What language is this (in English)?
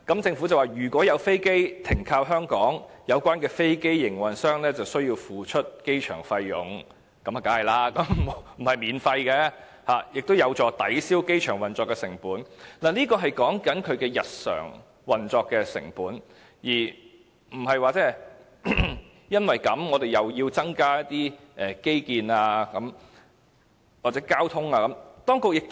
Cantonese